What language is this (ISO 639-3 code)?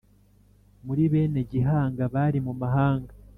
kin